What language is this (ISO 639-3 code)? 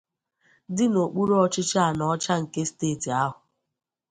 ibo